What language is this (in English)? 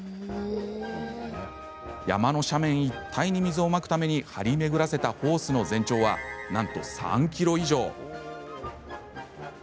Japanese